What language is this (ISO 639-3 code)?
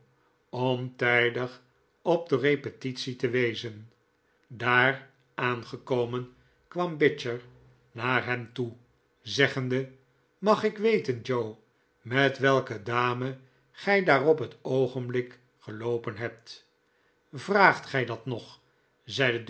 nld